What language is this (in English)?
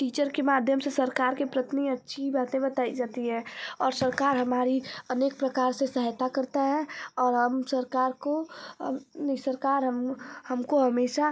Hindi